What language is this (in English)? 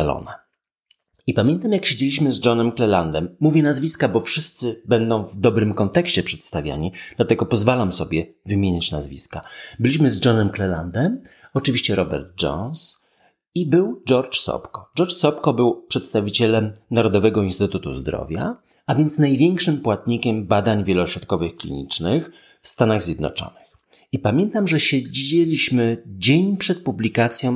Polish